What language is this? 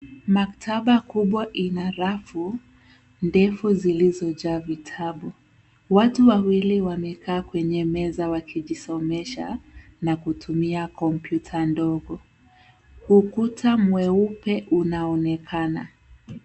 Swahili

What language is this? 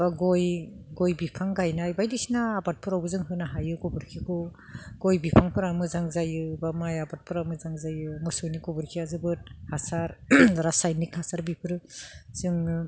Bodo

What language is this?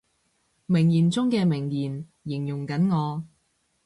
Cantonese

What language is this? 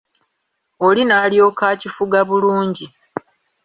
Ganda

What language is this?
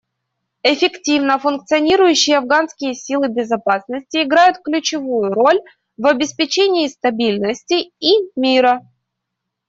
Russian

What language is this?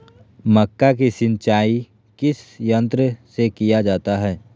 Magahi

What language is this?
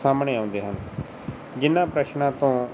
Punjabi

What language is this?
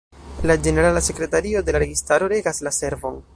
Esperanto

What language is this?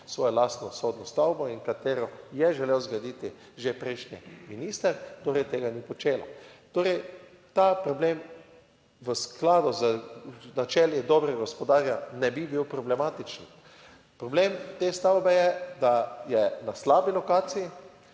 Slovenian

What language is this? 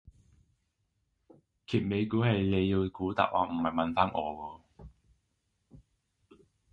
Cantonese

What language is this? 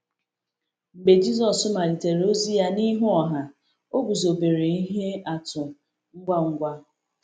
Igbo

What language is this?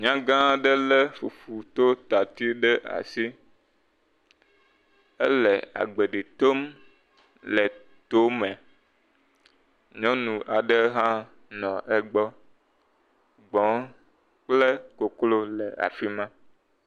Ewe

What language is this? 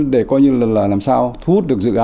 Vietnamese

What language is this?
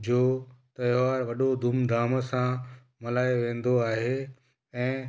Sindhi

